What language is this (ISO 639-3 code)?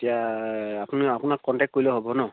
asm